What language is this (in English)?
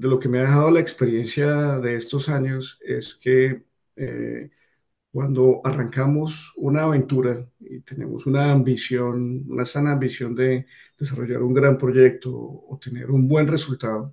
Spanish